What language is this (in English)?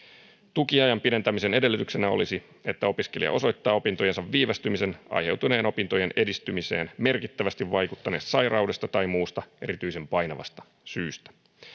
Finnish